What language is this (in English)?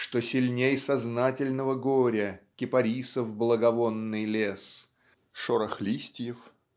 Russian